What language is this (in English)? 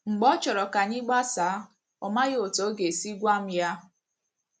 Igbo